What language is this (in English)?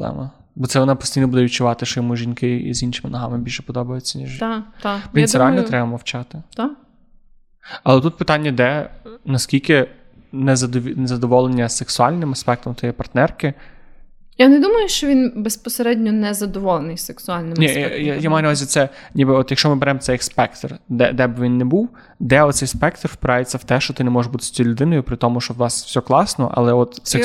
Ukrainian